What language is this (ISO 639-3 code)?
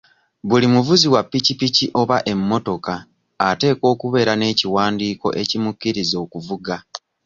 lug